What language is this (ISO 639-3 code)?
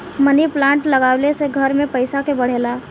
bho